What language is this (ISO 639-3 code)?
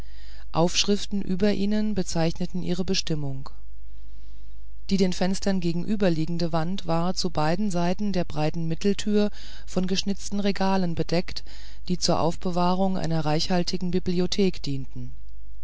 deu